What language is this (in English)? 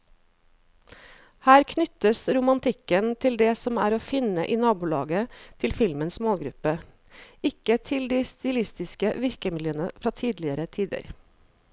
Norwegian